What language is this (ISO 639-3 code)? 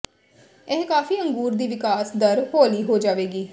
pan